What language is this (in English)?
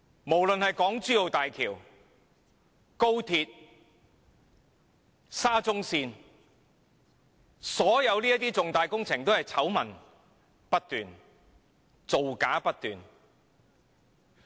Cantonese